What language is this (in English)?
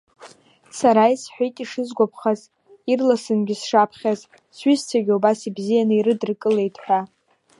Abkhazian